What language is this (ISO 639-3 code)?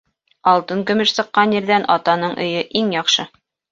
bak